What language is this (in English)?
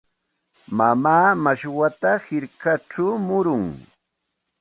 Santa Ana de Tusi Pasco Quechua